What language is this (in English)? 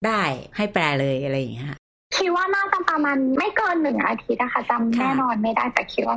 Thai